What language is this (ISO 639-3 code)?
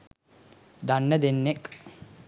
sin